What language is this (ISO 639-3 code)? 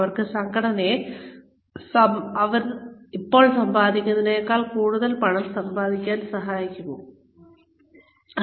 mal